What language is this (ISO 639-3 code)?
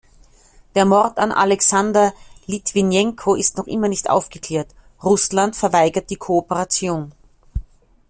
deu